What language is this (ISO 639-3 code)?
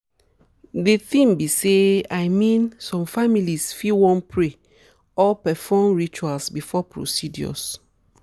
pcm